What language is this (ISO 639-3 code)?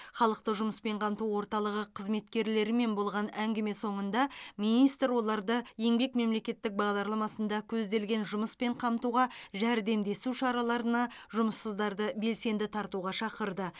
kaz